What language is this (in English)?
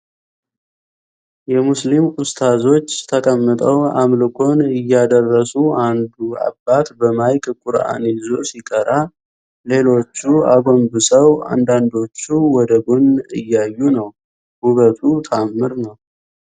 Amharic